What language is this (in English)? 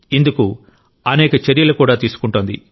Telugu